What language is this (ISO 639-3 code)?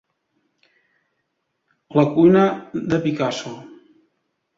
cat